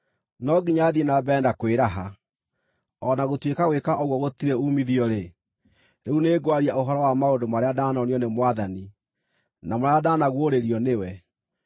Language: Kikuyu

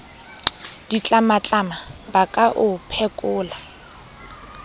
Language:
Southern Sotho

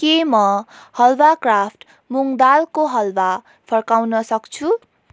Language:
Nepali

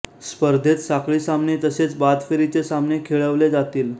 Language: Marathi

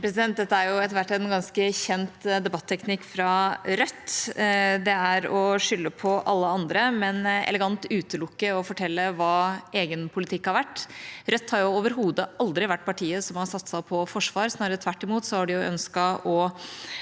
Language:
Norwegian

